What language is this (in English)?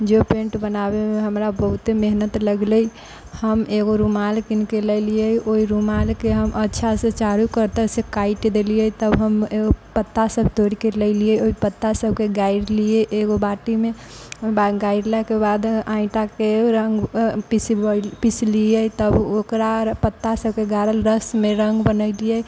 Maithili